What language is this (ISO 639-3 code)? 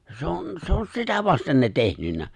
fin